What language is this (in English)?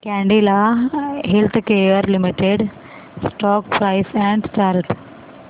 Marathi